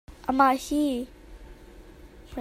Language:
Hakha Chin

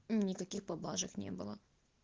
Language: Russian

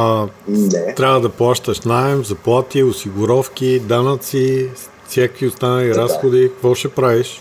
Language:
Bulgarian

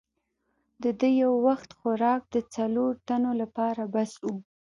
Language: Pashto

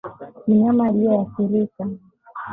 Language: Swahili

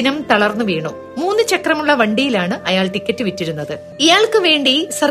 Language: Malayalam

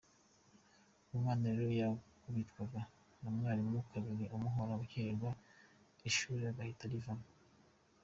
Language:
Kinyarwanda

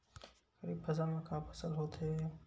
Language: Chhattisgarhi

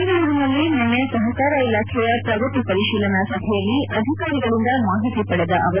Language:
Kannada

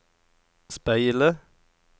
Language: Norwegian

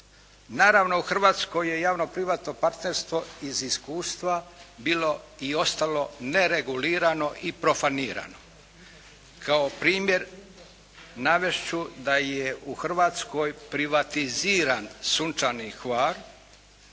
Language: Croatian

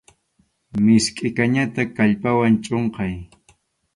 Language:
Arequipa-La Unión Quechua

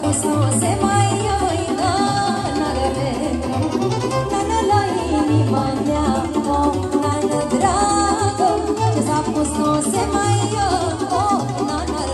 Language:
Romanian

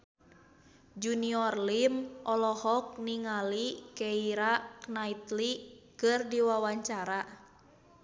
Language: Sundanese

